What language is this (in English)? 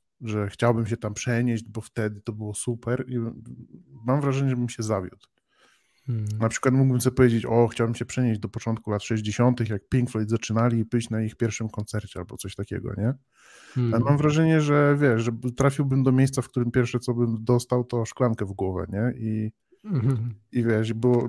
Polish